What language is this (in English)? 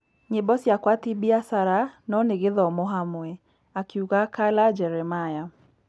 Kikuyu